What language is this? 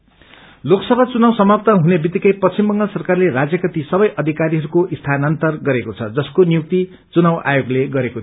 Nepali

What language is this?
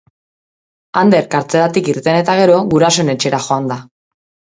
Basque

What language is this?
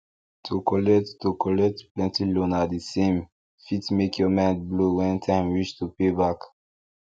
Nigerian Pidgin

